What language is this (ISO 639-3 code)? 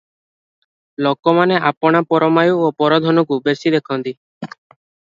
ori